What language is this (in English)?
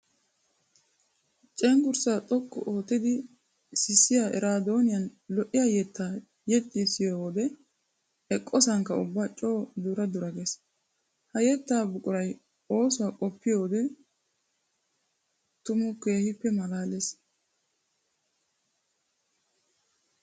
Wolaytta